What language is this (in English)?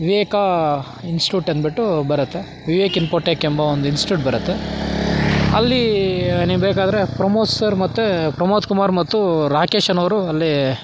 Kannada